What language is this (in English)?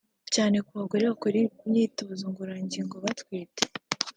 Kinyarwanda